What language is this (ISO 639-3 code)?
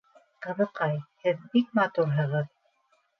bak